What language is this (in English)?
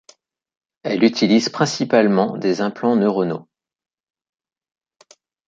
French